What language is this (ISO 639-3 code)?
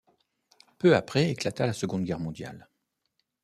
fra